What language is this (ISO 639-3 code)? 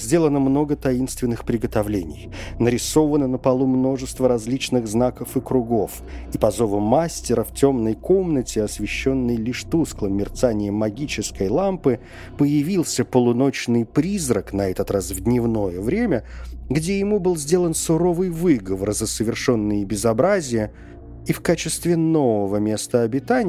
rus